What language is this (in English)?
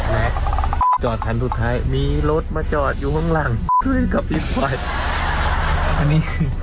Thai